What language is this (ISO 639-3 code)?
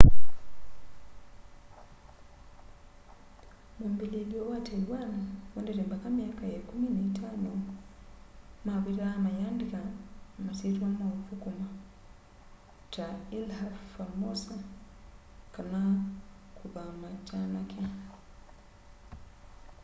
kam